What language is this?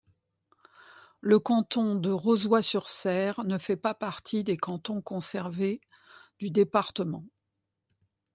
French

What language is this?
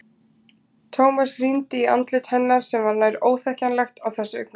Icelandic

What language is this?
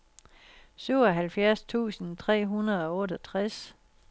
Danish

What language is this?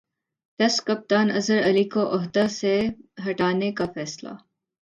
Urdu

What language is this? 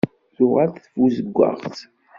Kabyle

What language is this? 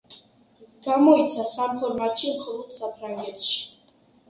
Georgian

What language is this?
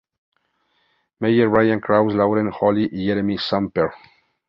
Spanish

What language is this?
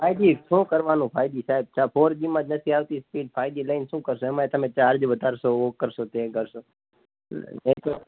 Gujarati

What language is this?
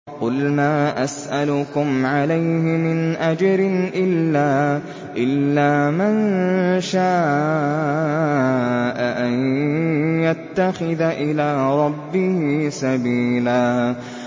Arabic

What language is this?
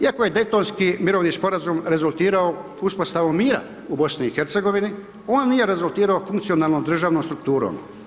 Croatian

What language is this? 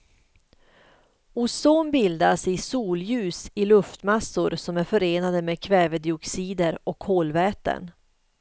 Swedish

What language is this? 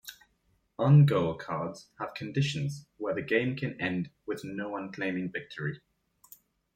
English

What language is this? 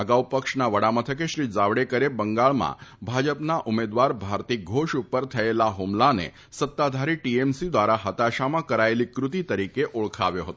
Gujarati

